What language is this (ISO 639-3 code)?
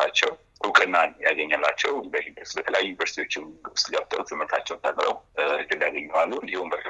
amh